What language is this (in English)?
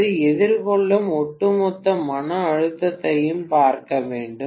Tamil